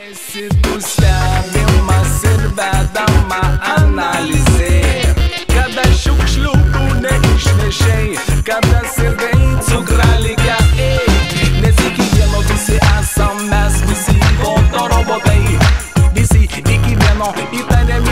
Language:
Romanian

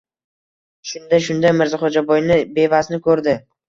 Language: Uzbek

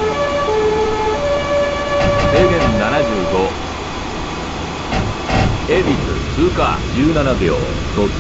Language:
Japanese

